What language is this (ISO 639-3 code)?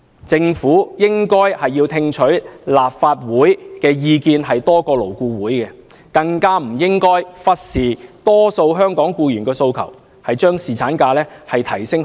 yue